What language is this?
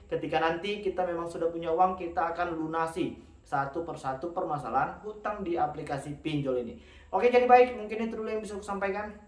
Indonesian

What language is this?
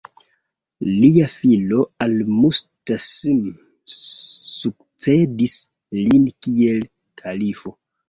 Esperanto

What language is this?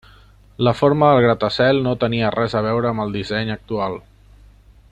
Catalan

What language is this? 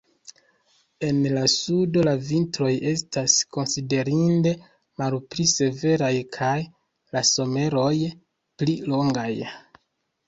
Esperanto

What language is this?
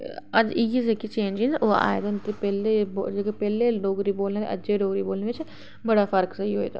Dogri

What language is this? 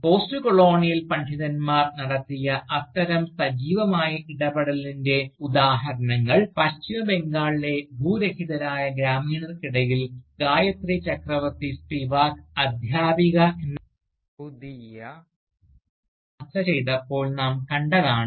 Malayalam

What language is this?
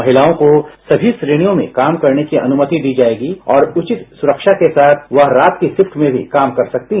Hindi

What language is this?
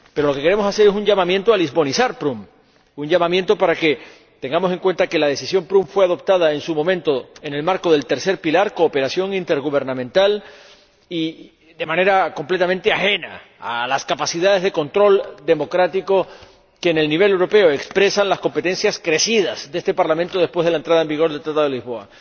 Spanish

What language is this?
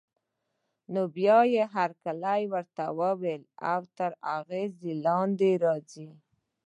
Pashto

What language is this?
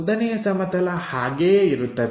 Kannada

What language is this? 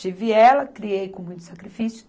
Portuguese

